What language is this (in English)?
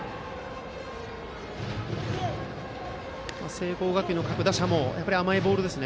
Japanese